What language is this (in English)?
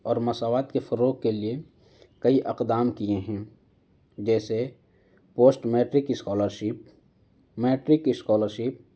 Urdu